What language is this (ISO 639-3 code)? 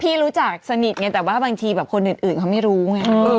tha